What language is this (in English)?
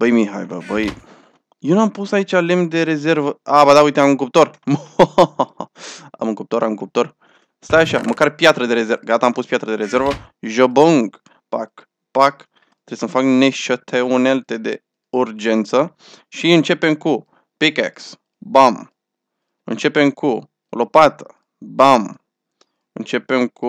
Romanian